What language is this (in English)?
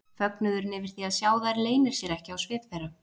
Icelandic